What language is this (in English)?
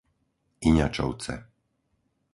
Slovak